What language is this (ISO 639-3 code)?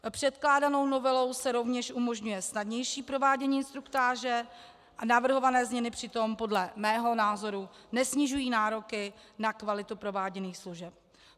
ces